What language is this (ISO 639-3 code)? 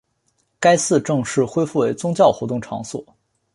zho